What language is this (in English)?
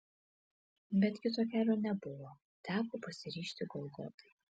Lithuanian